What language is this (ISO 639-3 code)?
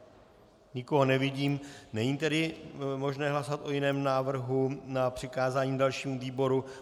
ces